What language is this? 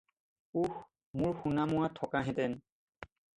Assamese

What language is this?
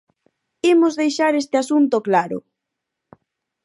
Galician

